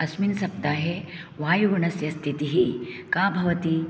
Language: Sanskrit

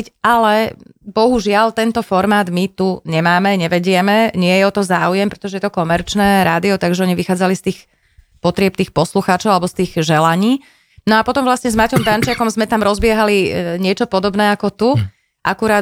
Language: Slovak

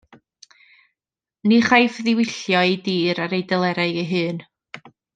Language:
Welsh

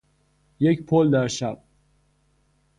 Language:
Persian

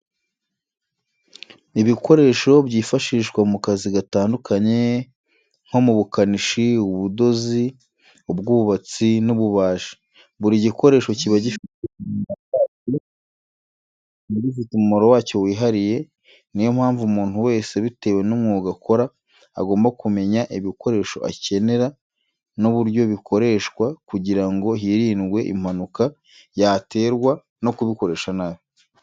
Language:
Kinyarwanda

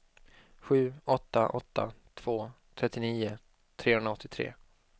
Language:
Swedish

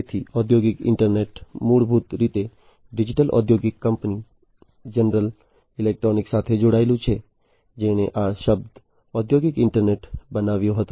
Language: Gujarati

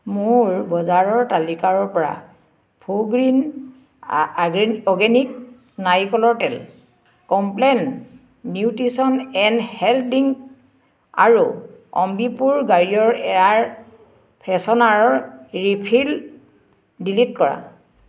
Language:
Assamese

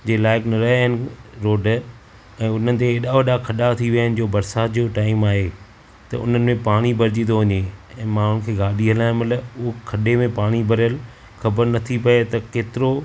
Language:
Sindhi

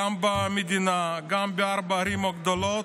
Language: Hebrew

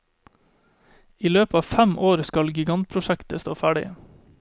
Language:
Norwegian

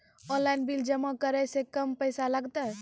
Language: Maithili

